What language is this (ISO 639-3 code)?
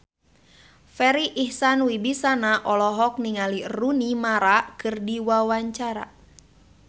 sun